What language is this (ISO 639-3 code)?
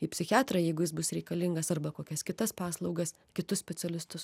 lit